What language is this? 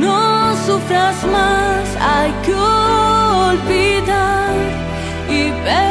Spanish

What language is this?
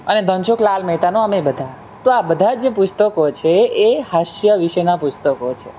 Gujarati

